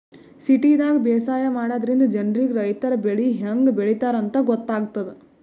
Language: Kannada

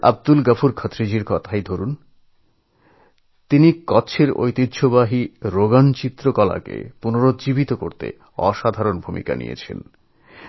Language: Bangla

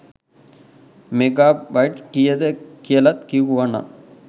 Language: Sinhala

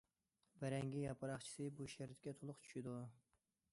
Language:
Uyghur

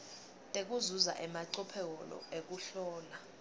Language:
Swati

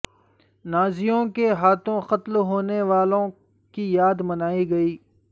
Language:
Urdu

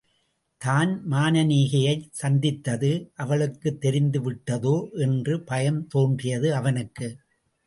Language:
Tamil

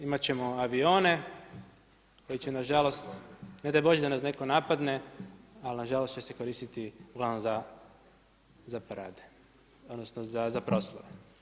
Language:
Croatian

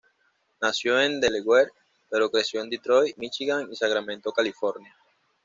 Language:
Spanish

